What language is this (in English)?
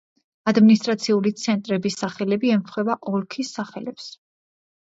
Georgian